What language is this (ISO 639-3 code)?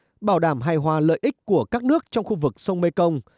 vie